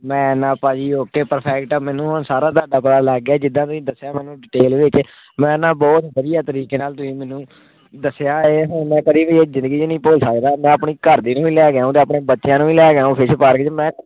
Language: Punjabi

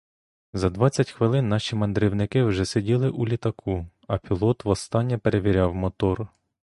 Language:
Ukrainian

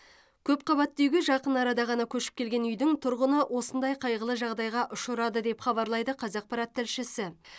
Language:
Kazakh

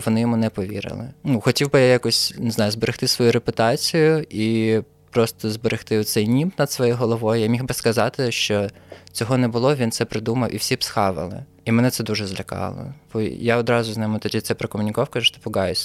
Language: Ukrainian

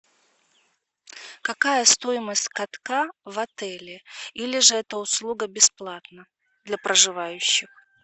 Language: Russian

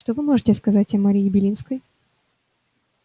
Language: Russian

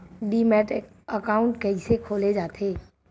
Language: Chhattisgarhi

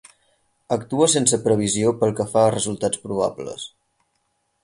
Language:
Catalan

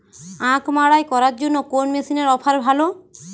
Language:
Bangla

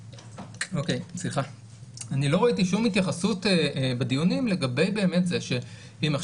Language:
Hebrew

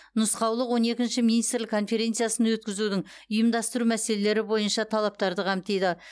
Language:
Kazakh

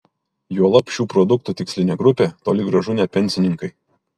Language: Lithuanian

